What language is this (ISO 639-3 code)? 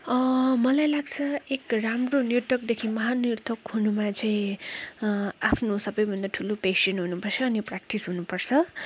nep